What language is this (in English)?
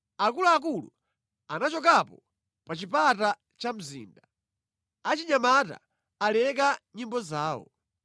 Nyanja